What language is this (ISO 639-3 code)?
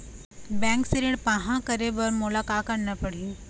hne